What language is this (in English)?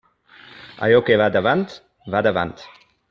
Catalan